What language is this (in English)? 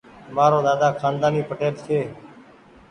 Goaria